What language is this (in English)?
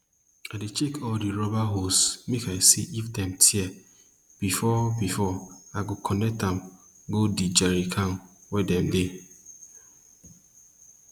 Nigerian Pidgin